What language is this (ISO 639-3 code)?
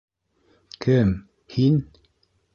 bak